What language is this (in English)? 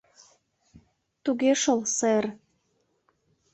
Mari